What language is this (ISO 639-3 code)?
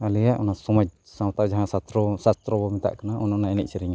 sat